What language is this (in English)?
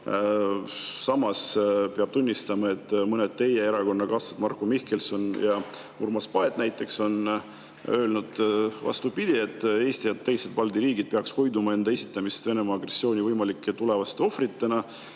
Estonian